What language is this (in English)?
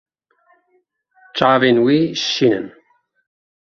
Kurdish